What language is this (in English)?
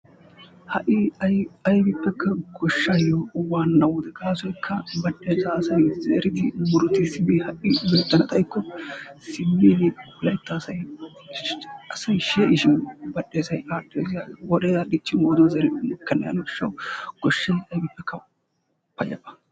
Wolaytta